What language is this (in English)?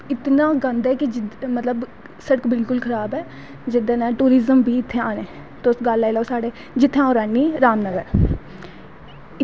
Dogri